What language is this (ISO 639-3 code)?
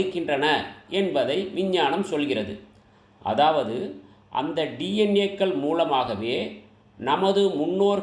tam